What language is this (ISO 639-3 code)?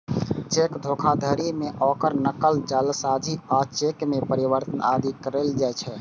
mai